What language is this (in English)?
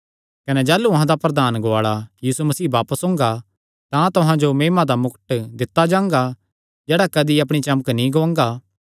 Kangri